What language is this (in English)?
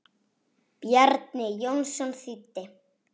Icelandic